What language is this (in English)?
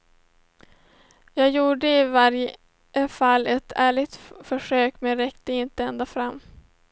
Swedish